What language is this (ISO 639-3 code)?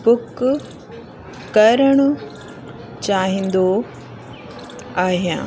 snd